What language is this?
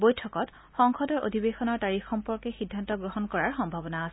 Assamese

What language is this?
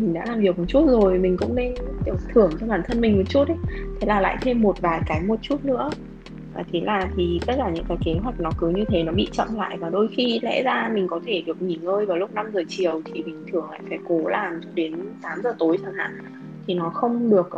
Vietnamese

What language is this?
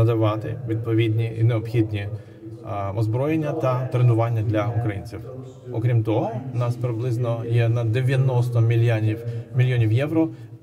Ukrainian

